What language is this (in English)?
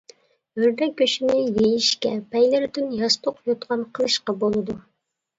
Uyghur